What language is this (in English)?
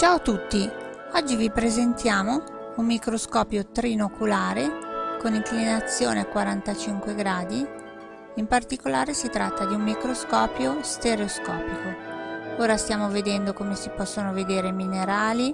Italian